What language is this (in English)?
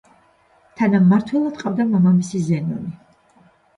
Georgian